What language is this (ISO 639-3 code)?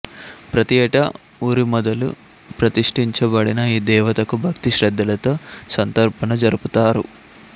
tel